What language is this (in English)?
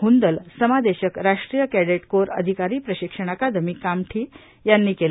Marathi